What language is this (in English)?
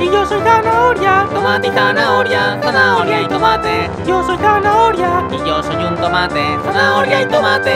Spanish